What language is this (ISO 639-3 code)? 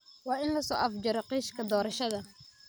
som